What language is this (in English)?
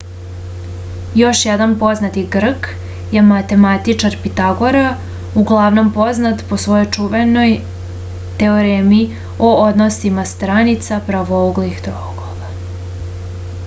Serbian